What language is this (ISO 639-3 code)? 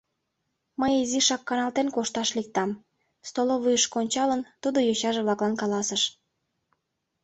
chm